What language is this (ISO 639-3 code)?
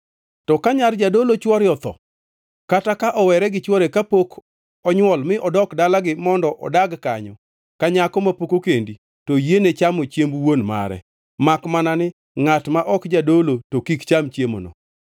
luo